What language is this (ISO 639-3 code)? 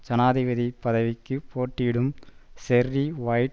tam